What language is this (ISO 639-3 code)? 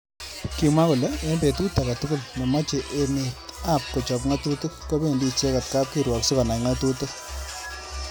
kln